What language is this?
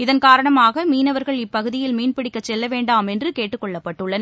Tamil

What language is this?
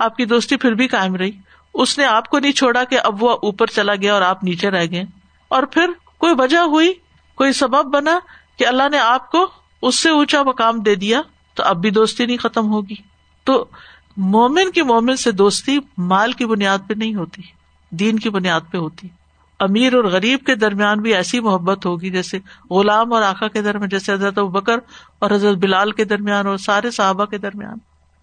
Urdu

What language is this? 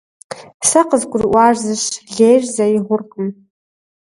Kabardian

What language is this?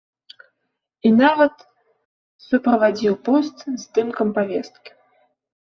Belarusian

